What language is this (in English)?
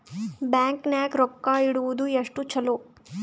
Kannada